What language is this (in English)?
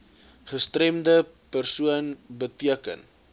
Afrikaans